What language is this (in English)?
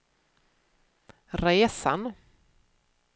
Swedish